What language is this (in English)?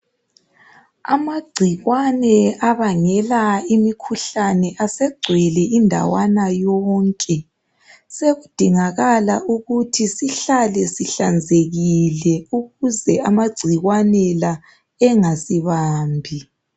North Ndebele